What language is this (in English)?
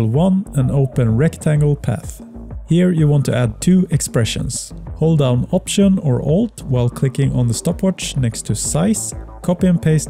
English